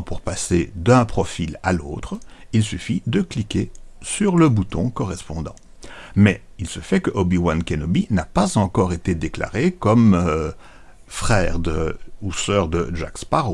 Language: French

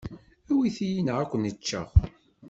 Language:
Kabyle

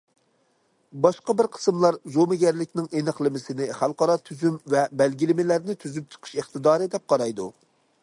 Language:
Uyghur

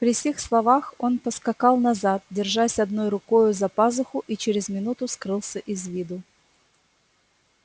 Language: Russian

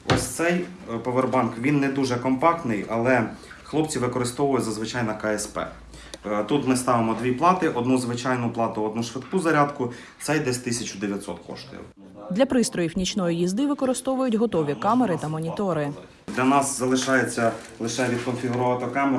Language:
Ukrainian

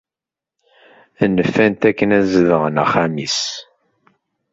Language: Kabyle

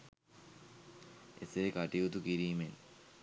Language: Sinhala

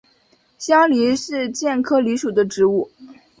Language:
Chinese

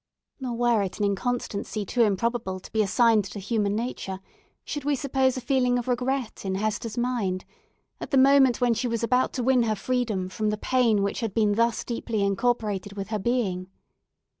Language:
English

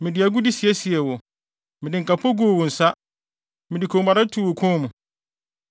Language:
Akan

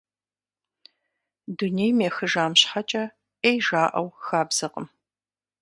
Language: Kabardian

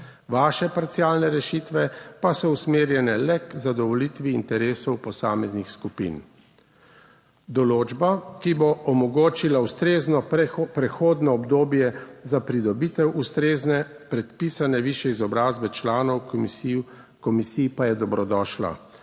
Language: Slovenian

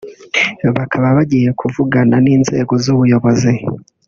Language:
Kinyarwanda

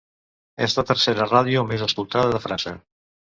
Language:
Catalan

